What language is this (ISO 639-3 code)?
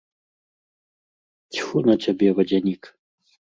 bel